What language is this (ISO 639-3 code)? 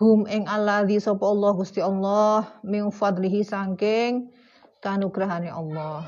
ind